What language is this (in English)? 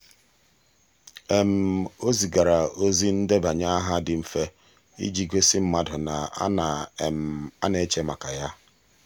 Igbo